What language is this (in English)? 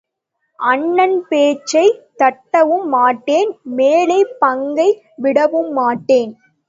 Tamil